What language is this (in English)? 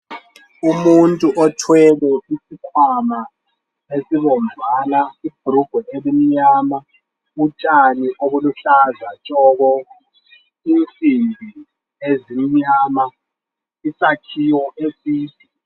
North Ndebele